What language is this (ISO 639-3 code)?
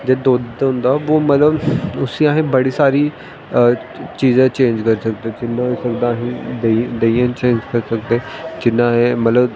doi